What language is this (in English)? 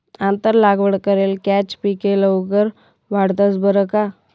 Marathi